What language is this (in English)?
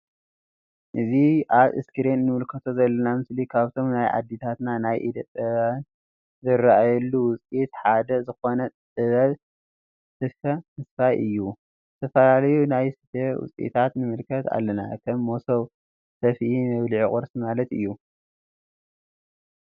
Tigrinya